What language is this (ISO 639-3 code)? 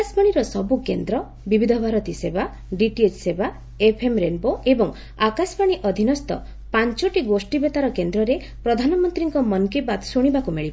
ori